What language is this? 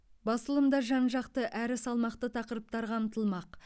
Kazakh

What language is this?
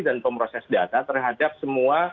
Indonesian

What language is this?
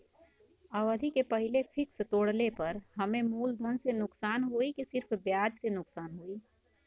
Bhojpuri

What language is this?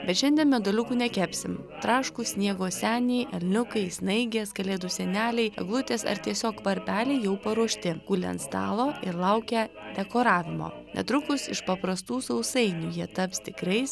Lithuanian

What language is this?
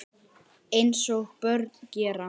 Icelandic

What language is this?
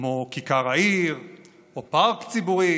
Hebrew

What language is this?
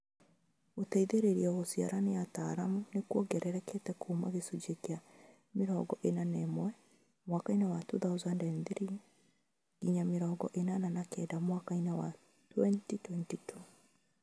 Kikuyu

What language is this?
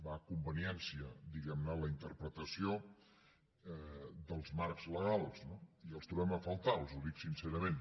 Catalan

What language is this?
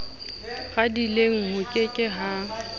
Southern Sotho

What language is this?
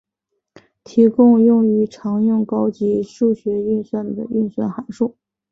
Chinese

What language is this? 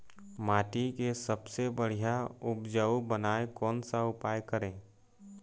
Chhattisgarhi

